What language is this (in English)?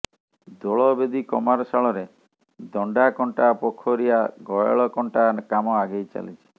Odia